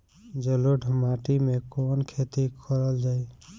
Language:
Bhojpuri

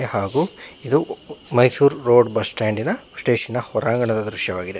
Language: Kannada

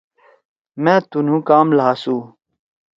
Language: Torwali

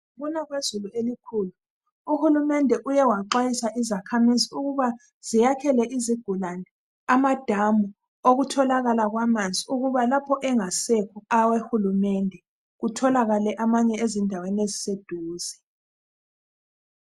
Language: North Ndebele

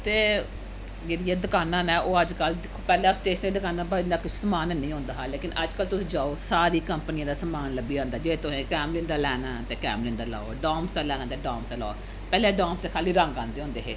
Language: Dogri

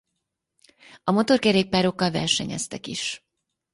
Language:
Hungarian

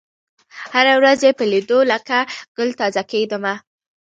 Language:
Pashto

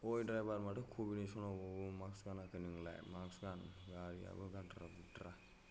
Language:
Bodo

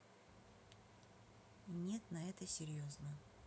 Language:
Russian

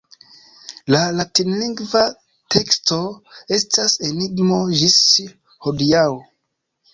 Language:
Esperanto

